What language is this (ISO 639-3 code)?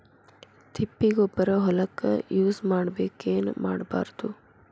kan